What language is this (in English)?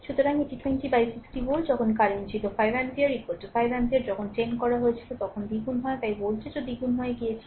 Bangla